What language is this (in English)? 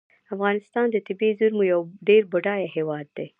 Pashto